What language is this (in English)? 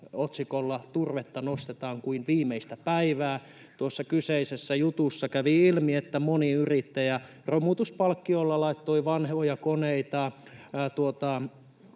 Finnish